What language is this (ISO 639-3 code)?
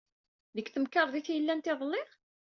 kab